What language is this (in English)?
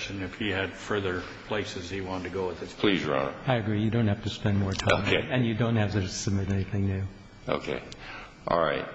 English